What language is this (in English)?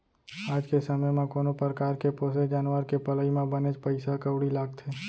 Chhattisgarhi